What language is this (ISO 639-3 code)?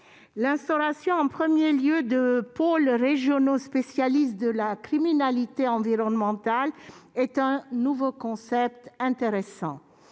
fra